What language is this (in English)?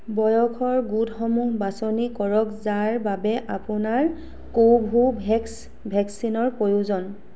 Assamese